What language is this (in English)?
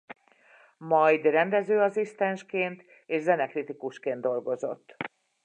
Hungarian